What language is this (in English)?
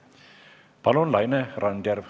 Estonian